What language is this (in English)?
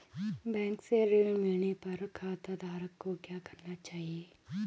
Hindi